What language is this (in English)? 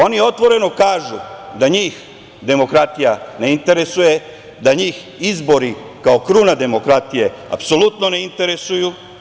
Serbian